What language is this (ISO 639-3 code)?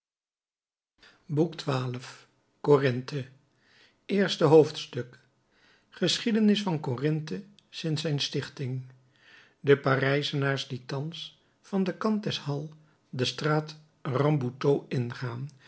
nld